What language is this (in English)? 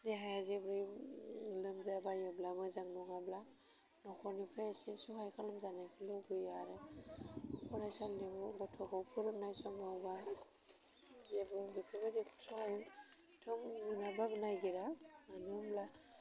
Bodo